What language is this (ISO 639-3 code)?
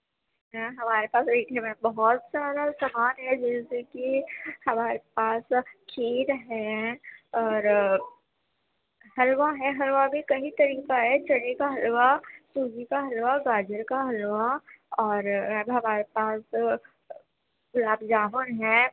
urd